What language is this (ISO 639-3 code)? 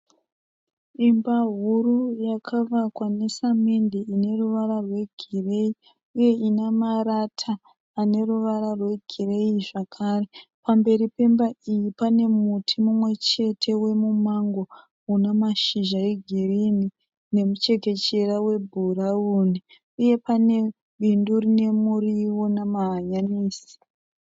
sna